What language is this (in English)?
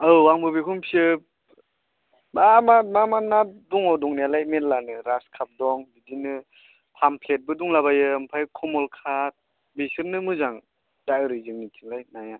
Bodo